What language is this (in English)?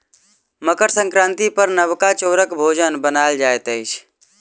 Maithili